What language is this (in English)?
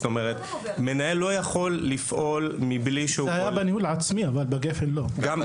Hebrew